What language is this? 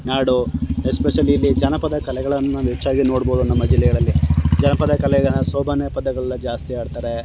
Kannada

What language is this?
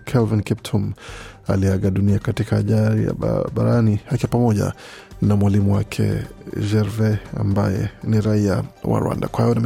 Swahili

